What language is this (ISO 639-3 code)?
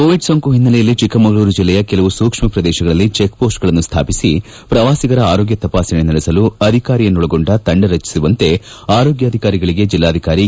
kan